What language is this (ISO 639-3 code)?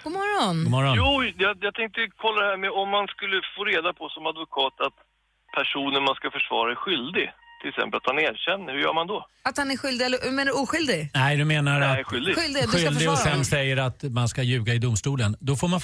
swe